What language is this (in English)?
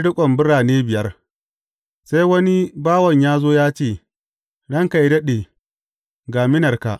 Hausa